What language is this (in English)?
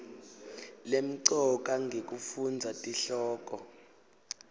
Swati